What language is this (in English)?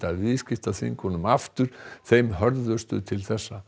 Icelandic